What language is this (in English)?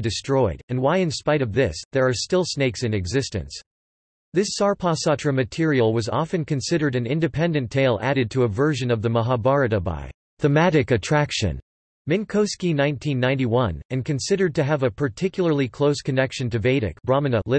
English